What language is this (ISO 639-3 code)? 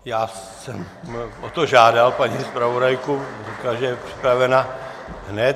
ces